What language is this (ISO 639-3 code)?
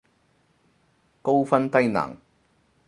yue